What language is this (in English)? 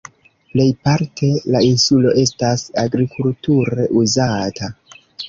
Esperanto